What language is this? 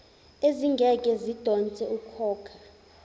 Zulu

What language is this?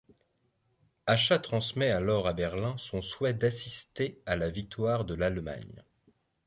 French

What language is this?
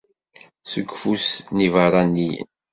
Kabyle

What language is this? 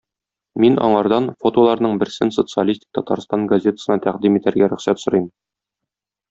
Tatar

